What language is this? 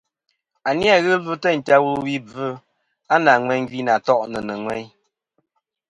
Kom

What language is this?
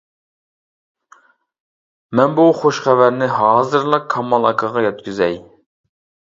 Uyghur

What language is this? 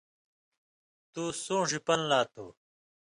Indus Kohistani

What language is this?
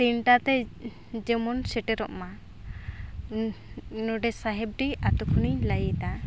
Santali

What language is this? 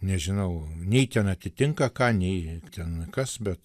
Lithuanian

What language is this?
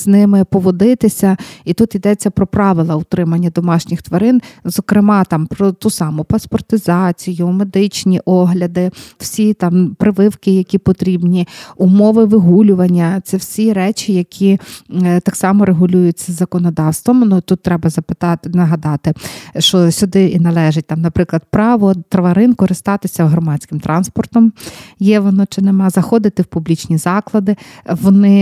Ukrainian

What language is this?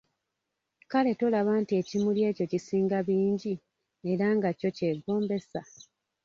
Ganda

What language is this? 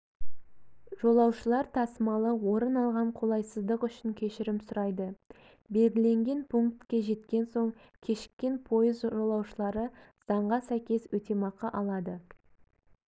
Kazakh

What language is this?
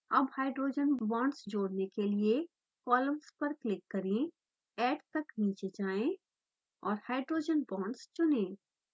Hindi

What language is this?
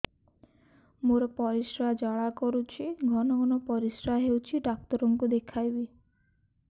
Odia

